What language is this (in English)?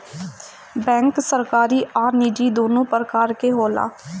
Bhojpuri